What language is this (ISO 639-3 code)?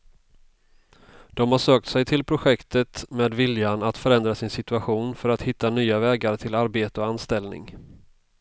swe